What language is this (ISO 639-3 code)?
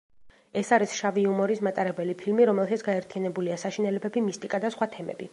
kat